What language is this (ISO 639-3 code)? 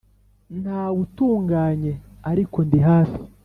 kin